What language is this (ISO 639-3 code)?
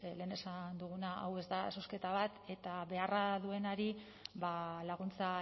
eus